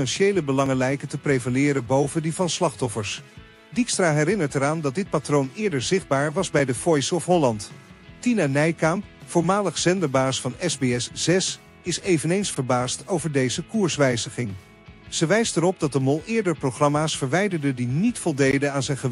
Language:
Dutch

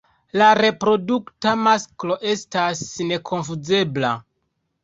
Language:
Esperanto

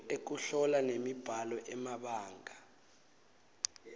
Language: Swati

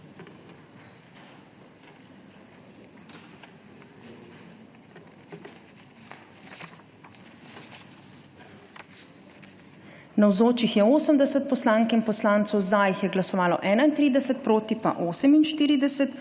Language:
Slovenian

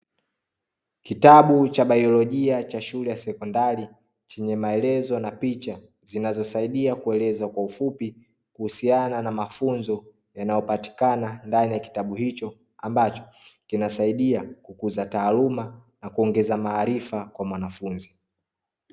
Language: Swahili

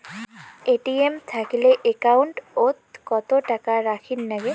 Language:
Bangla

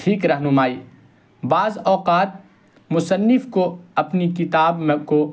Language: Urdu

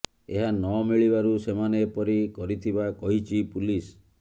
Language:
Odia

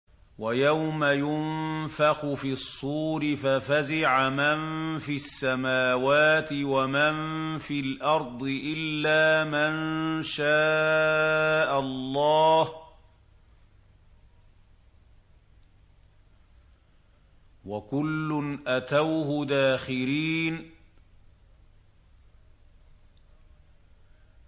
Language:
Arabic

